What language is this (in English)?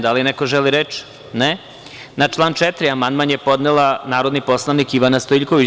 Serbian